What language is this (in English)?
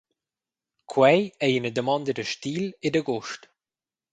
Romansh